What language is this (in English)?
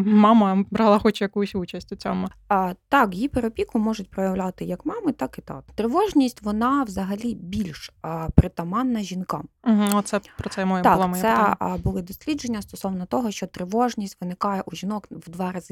Ukrainian